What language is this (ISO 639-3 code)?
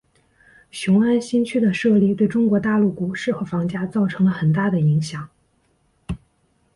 zho